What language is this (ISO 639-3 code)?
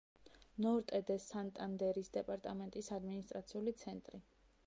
kat